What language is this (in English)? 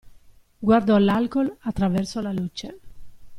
Italian